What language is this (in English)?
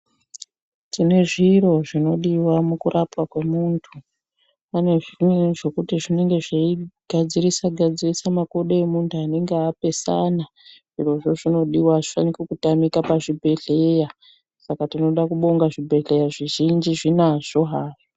Ndau